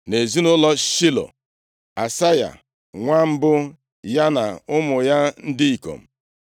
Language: Igbo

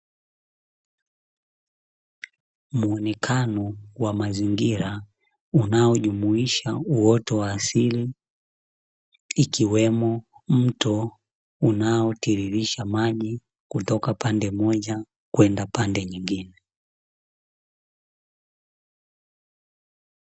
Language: Swahili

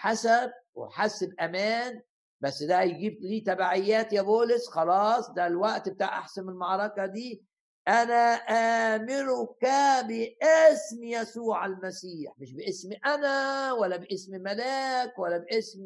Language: Arabic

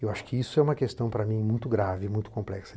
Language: Portuguese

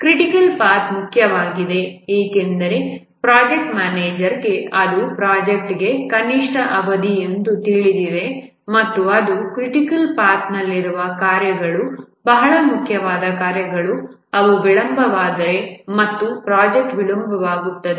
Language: Kannada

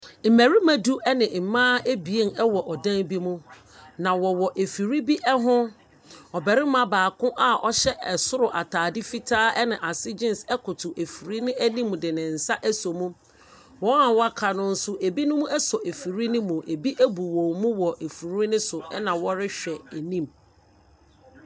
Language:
Akan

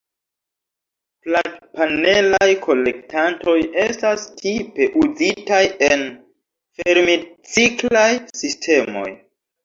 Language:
Esperanto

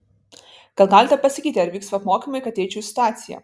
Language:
Lithuanian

